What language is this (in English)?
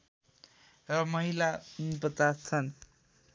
Nepali